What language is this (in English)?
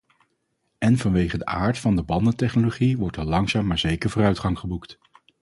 Dutch